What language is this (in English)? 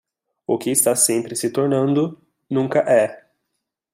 Portuguese